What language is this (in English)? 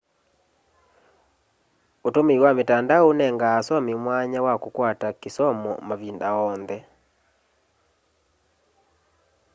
Kamba